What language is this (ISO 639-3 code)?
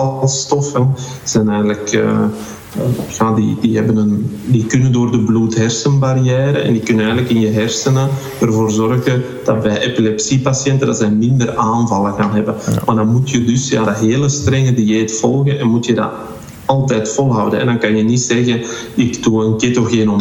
nld